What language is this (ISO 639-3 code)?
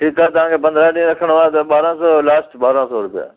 snd